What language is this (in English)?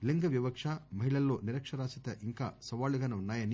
Telugu